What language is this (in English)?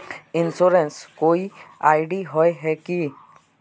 Magahi